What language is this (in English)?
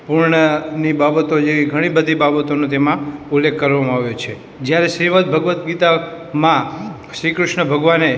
Gujarati